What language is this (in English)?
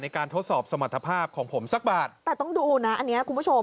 Thai